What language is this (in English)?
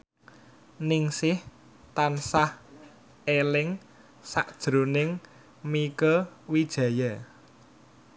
Javanese